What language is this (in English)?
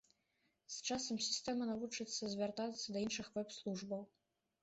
Belarusian